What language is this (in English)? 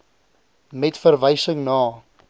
Afrikaans